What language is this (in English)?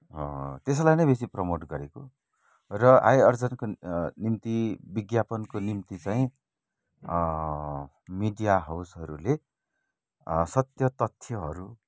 Nepali